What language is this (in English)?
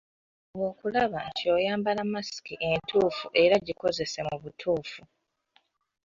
Ganda